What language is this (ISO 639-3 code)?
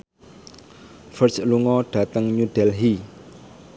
jav